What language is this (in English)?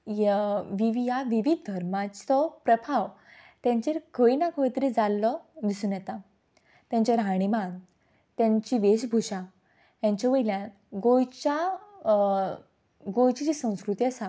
Konkani